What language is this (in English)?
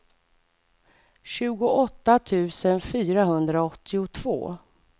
Swedish